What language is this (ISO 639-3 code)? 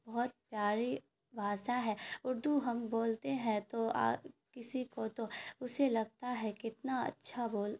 urd